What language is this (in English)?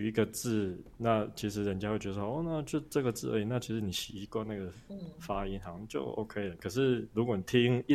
Chinese